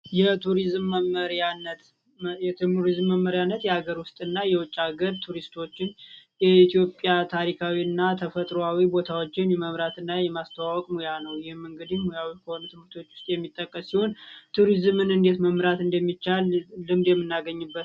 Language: Amharic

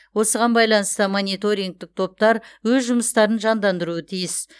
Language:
Kazakh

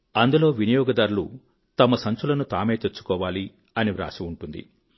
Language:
Telugu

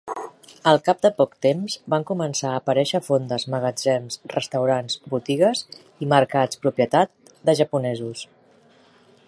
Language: Catalan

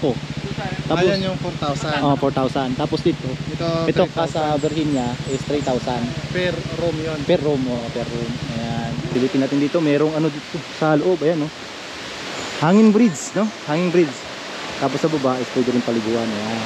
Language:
Filipino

